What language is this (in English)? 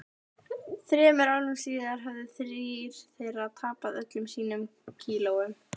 Icelandic